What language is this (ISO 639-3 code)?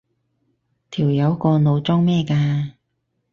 yue